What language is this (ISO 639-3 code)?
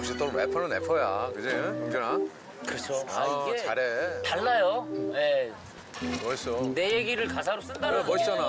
kor